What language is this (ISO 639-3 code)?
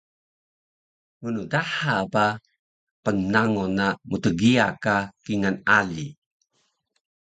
trv